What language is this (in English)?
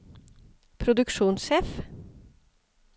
Norwegian